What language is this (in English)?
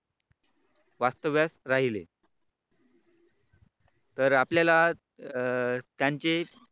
Marathi